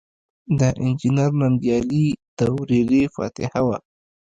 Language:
Pashto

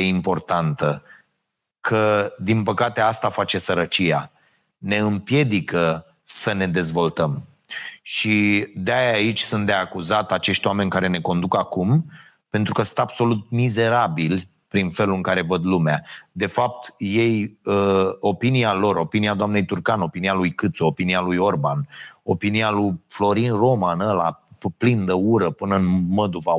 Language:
Romanian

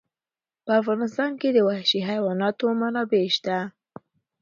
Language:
Pashto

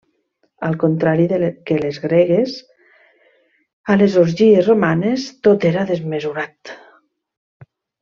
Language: Catalan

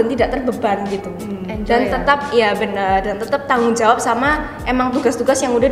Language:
Indonesian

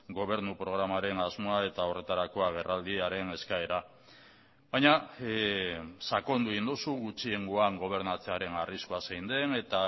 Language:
Basque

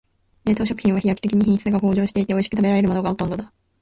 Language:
Japanese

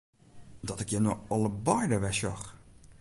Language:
Western Frisian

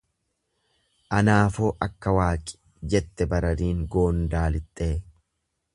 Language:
Oromo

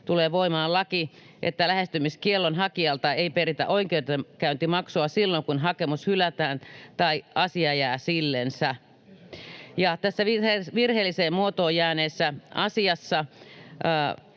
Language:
Finnish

